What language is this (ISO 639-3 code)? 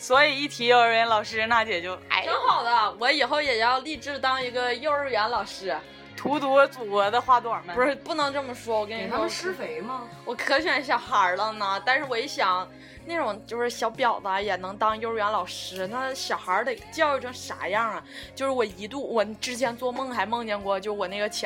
zho